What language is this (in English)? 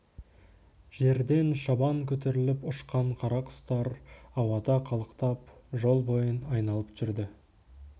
Kazakh